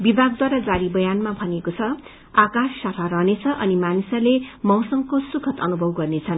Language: Nepali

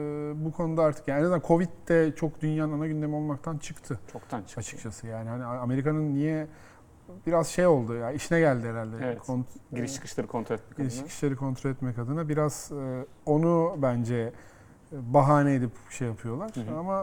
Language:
Turkish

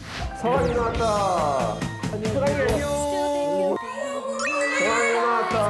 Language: Korean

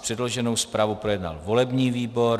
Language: Czech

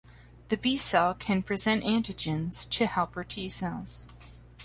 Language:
English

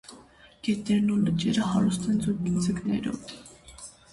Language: Armenian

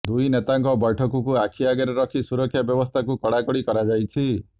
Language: Odia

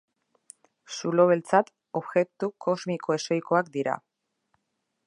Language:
Basque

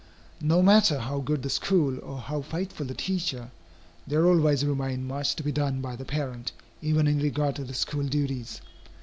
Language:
English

